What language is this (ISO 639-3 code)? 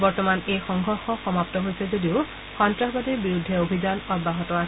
asm